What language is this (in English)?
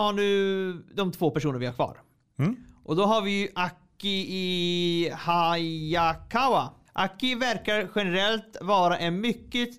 Swedish